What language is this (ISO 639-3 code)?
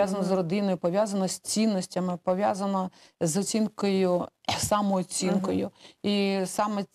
ukr